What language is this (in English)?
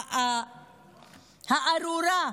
Hebrew